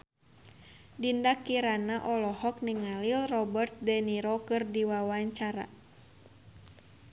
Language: Sundanese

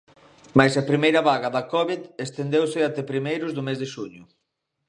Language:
Galician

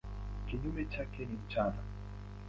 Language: Swahili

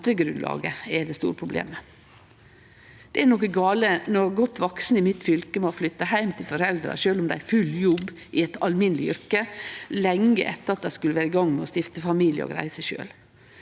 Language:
Norwegian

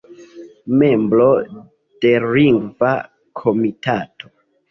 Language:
Esperanto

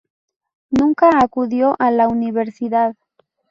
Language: Spanish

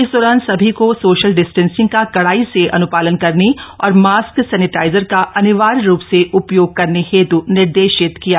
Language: Hindi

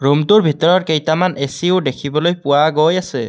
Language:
Assamese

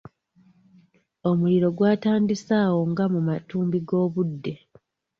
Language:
Ganda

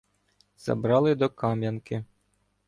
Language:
Ukrainian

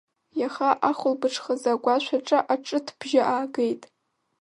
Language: Abkhazian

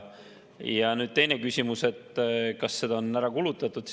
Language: Estonian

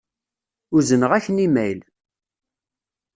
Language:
Kabyle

